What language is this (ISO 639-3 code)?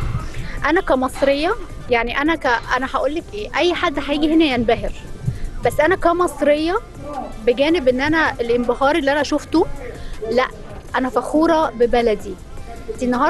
ara